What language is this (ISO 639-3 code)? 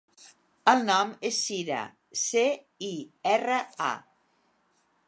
cat